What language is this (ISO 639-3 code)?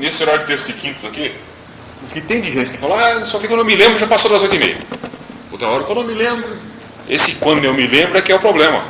por